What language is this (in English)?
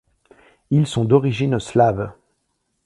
French